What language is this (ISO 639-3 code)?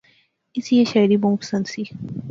phr